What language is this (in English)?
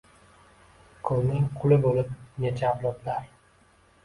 Uzbek